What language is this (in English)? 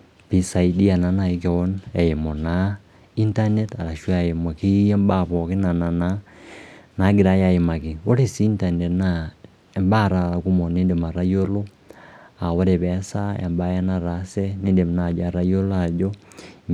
Masai